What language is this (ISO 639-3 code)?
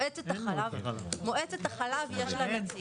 heb